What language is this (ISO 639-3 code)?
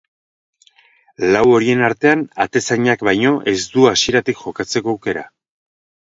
eus